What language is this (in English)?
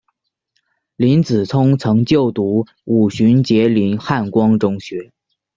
Chinese